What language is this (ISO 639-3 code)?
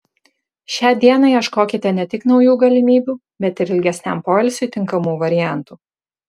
lit